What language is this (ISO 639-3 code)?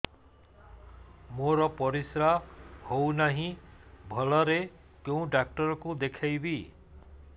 ori